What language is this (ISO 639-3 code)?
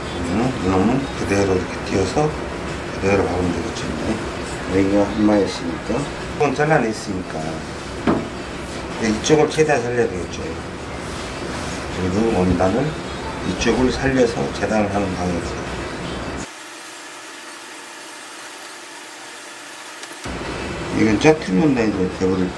kor